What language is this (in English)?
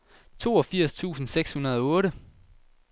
Danish